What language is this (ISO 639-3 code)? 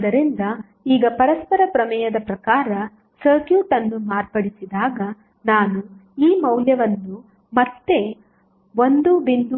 kan